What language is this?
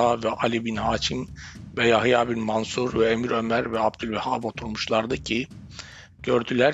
Turkish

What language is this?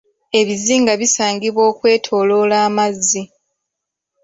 Ganda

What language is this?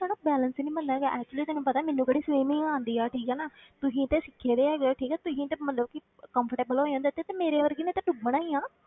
Punjabi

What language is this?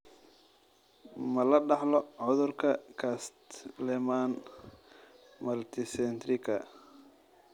Somali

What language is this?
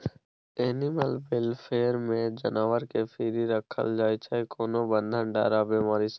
Maithili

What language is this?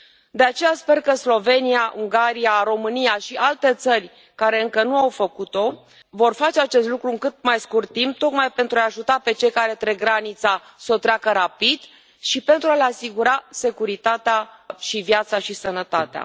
Romanian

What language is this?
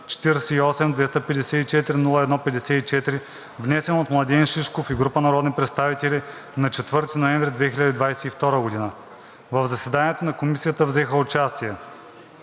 Bulgarian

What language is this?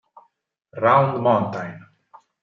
Italian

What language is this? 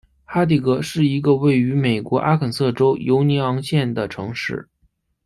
Chinese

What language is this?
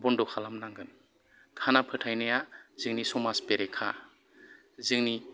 Bodo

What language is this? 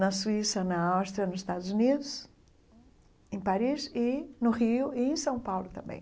Portuguese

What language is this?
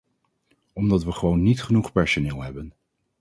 Dutch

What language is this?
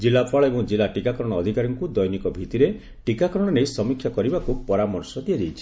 Odia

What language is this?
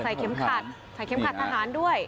Thai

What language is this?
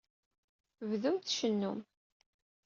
Kabyle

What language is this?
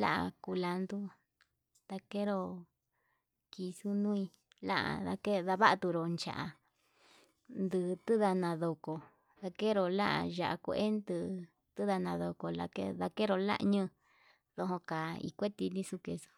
Yutanduchi Mixtec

